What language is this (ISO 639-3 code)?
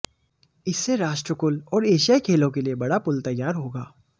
hin